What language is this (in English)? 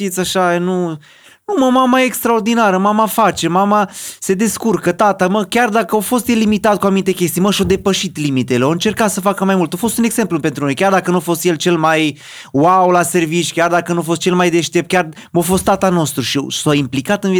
Romanian